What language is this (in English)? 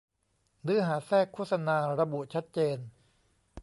Thai